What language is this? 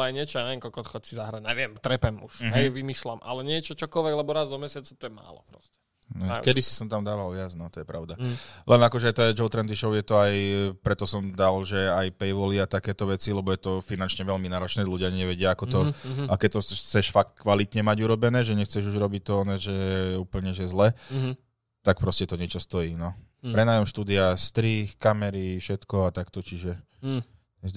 Slovak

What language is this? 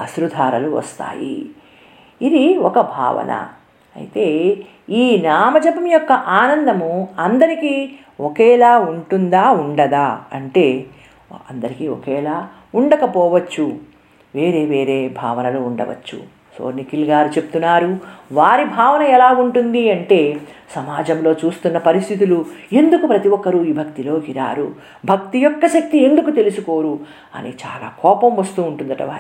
Telugu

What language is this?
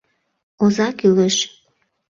Mari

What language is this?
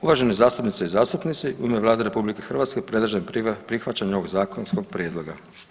Croatian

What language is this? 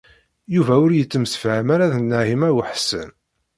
Kabyle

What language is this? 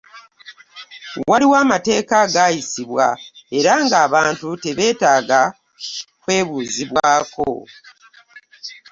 Ganda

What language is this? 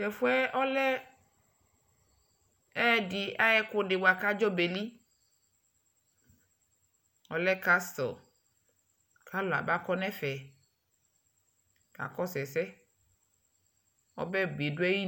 Ikposo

